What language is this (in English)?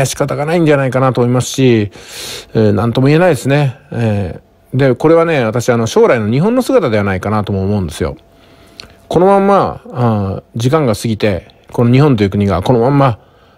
Japanese